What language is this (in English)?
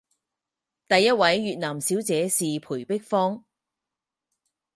Chinese